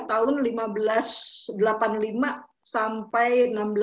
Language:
Indonesian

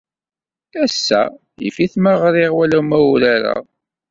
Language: Kabyle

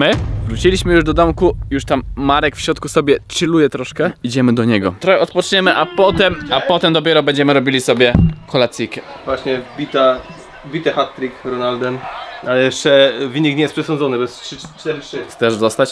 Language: Polish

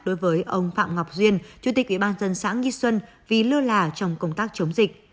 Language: Vietnamese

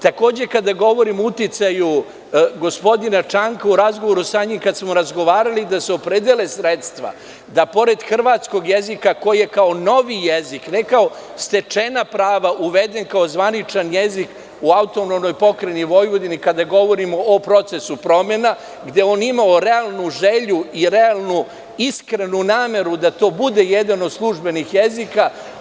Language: Serbian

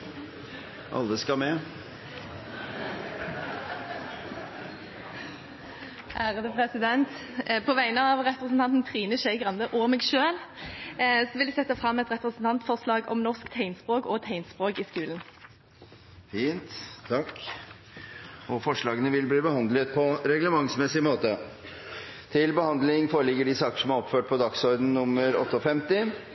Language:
Norwegian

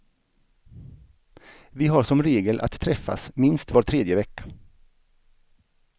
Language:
Swedish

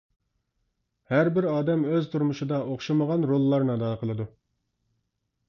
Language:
Uyghur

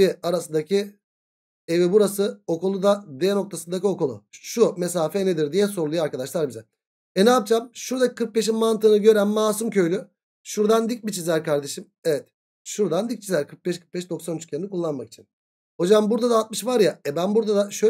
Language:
Turkish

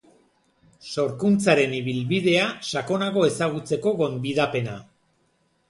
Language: Basque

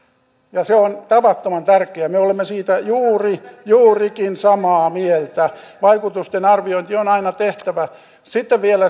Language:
Finnish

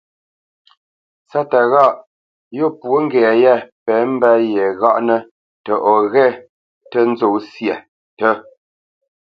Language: Bamenyam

